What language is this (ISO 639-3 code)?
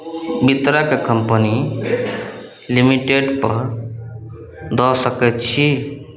mai